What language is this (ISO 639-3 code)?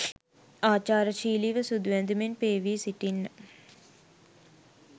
sin